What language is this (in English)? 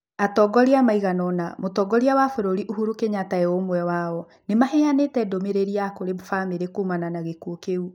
Kikuyu